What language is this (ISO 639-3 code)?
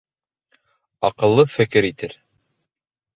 bak